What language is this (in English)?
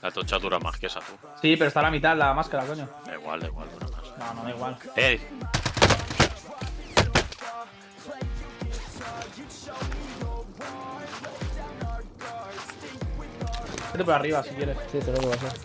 Spanish